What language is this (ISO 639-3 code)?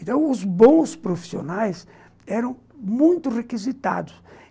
por